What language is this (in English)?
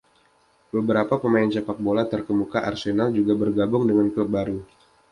Indonesian